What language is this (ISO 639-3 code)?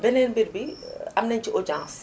wol